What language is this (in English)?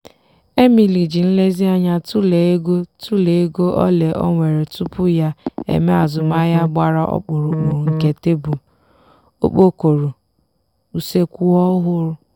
Igbo